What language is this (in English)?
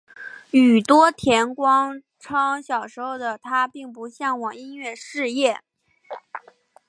Chinese